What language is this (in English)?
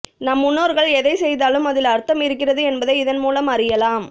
Tamil